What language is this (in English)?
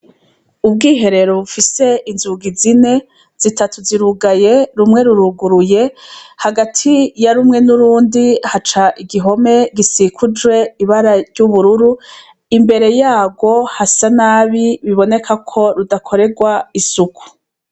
Rundi